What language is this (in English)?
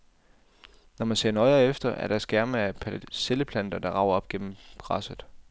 Danish